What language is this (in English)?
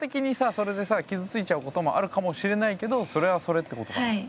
Japanese